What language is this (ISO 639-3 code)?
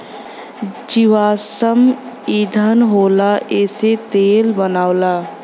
bho